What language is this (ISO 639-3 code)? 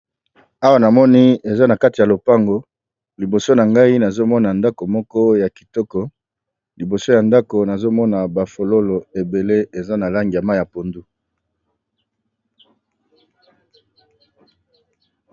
lin